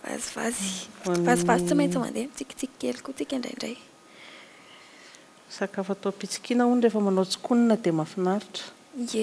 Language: Romanian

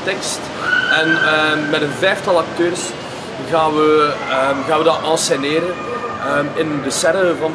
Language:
Dutch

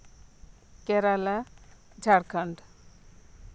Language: Santali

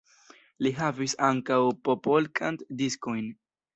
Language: Esperanto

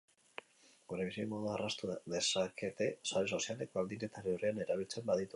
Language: Basque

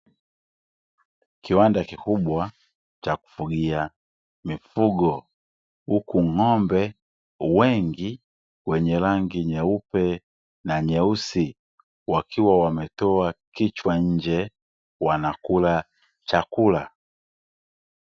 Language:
Swahili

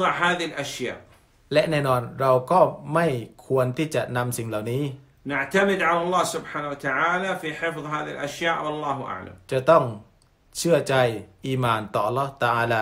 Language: Thai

